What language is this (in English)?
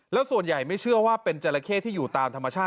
Thai